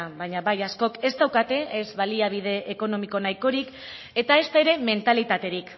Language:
Basque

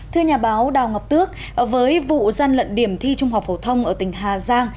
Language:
Vietnamese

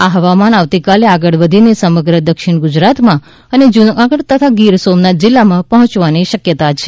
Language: Gujarati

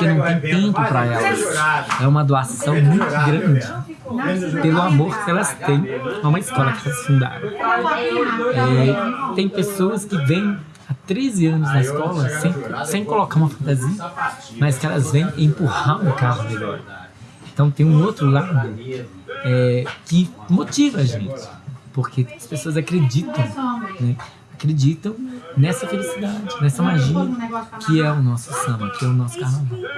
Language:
Portuguese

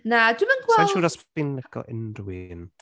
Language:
Welsh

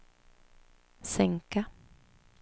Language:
Swedish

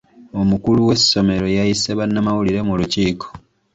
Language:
Ganda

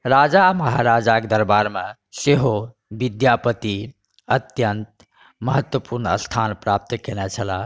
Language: Maithili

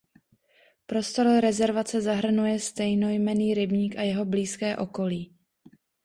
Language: Czech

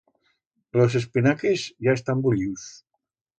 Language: Aragonese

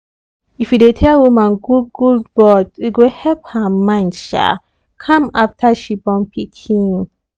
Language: Nigerian Pidgin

